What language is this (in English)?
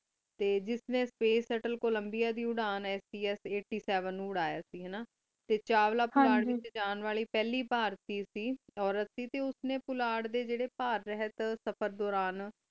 Punjabi